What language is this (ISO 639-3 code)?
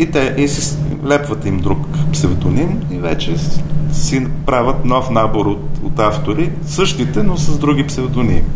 bul